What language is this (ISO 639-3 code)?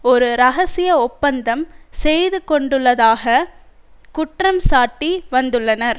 tam